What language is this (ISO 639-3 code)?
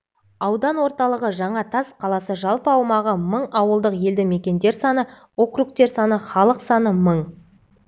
kaz